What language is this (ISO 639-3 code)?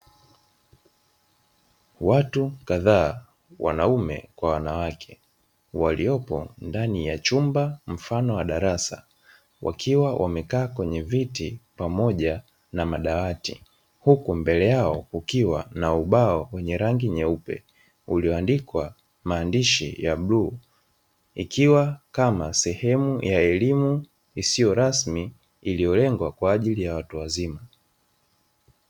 swa